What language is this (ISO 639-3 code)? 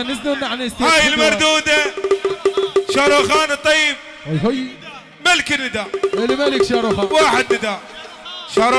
ara